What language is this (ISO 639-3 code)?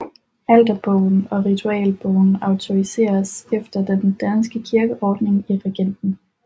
dan